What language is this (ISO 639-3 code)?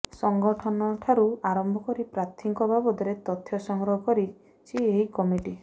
ori